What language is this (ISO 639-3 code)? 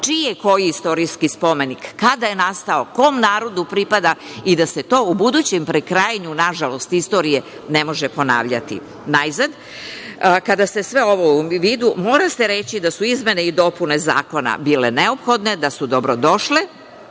srp